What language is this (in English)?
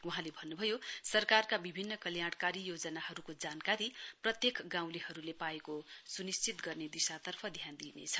Nepali